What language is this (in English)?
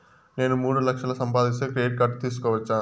Telugu